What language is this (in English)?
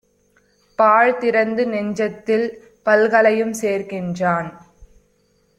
Tamil